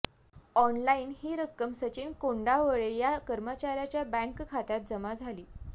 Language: Marathi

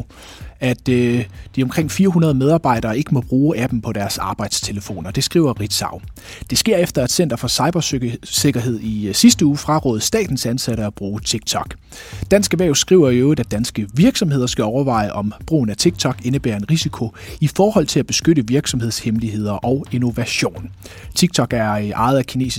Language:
Danish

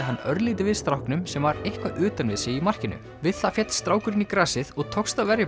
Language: Icelandic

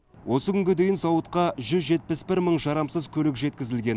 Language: Kazakh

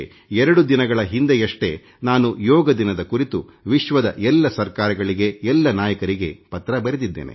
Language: Kannada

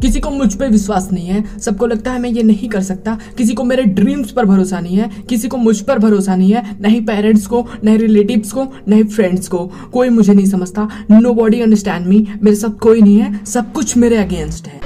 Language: Hindi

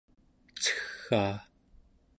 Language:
Central Yupik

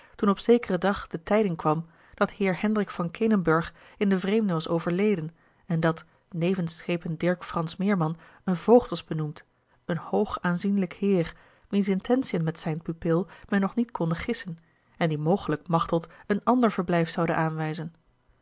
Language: Dutch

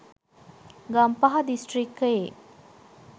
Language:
Sinhala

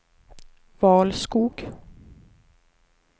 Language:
Swedish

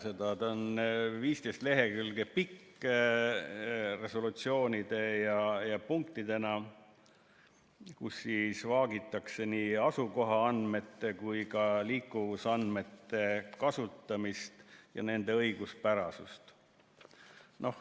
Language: Estonian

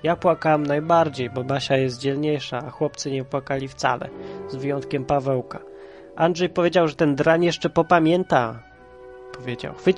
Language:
Polish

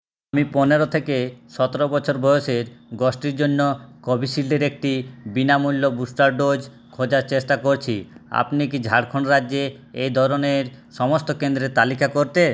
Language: Bangla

